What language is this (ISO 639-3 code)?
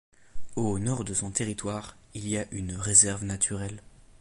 fra